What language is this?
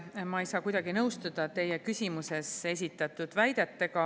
Estonian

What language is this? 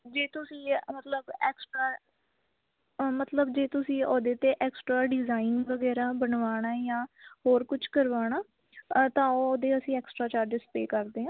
Punjabi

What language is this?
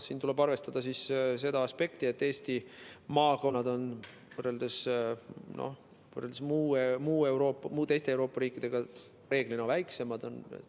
Estonian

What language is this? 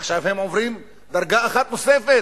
Hebrew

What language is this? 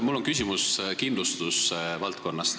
Estonian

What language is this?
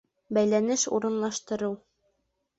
Bashkir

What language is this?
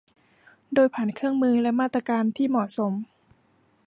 Thai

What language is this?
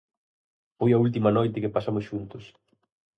Galician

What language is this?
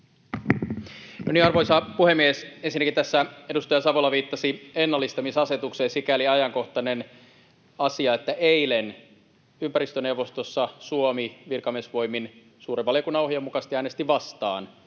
Finnish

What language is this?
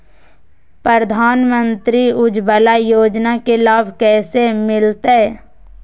Magahi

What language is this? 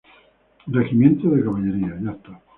Spanish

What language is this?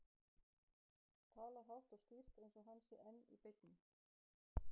Icelandic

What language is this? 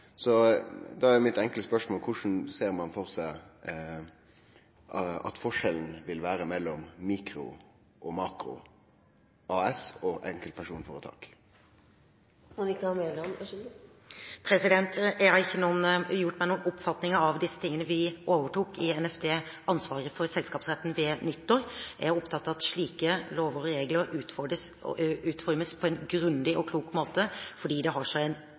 Norwegian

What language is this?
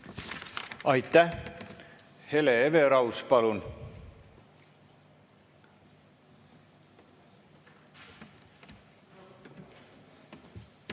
Estonian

